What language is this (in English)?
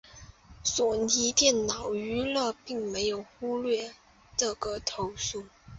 Chinese